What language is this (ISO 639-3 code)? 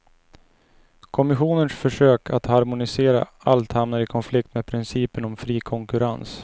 swe